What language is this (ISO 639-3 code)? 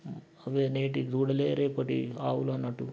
tel